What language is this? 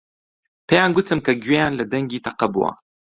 Central Kurdish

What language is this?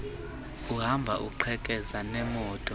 Xhosa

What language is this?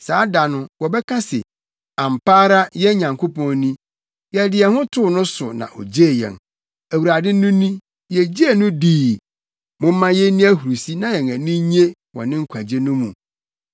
Akan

